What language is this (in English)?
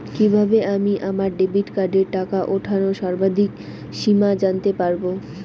Bangla